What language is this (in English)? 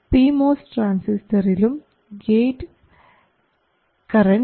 Malayalam